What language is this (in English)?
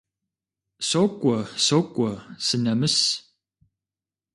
Kabardian